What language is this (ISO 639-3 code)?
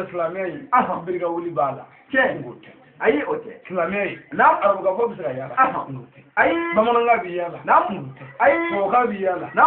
ara